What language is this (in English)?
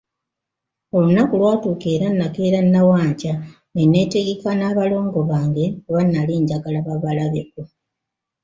Ganda